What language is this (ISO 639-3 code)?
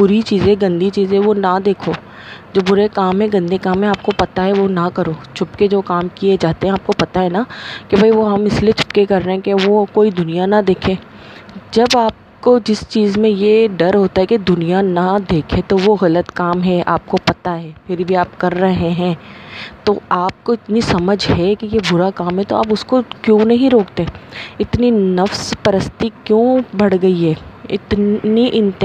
urd